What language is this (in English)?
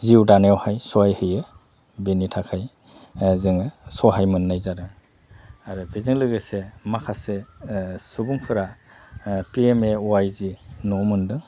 Bodo